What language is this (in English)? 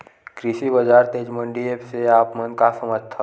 Chhattisgarhi